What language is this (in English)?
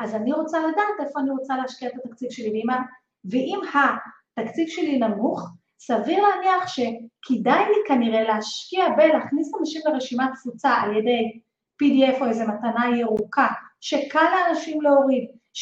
Hebrew